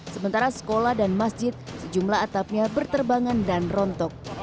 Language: Indonesian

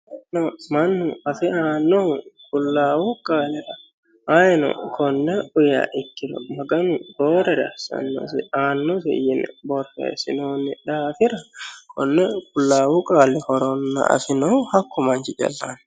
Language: Sidamo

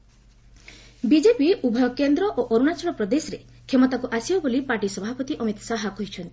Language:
Odia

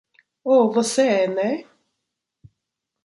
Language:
Portuguese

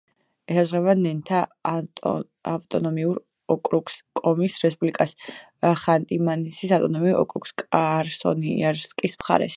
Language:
Georgian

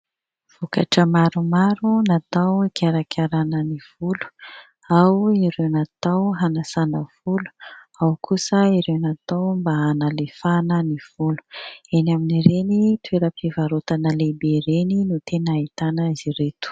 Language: Malagasy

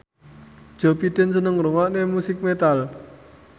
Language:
Javanese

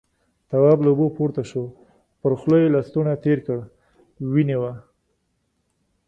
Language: Pashto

